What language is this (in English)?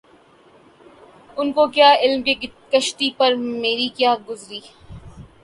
Urdu